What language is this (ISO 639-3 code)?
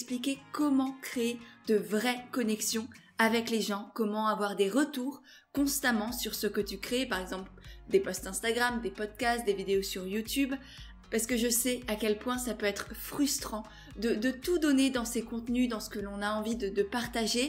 fra